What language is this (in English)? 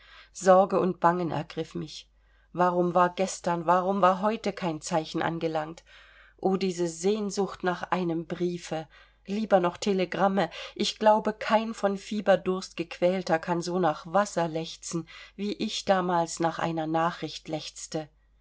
German